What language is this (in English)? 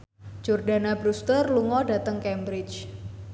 Javanese